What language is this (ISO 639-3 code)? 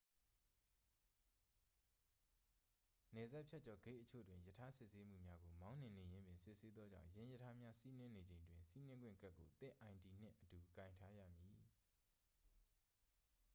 mya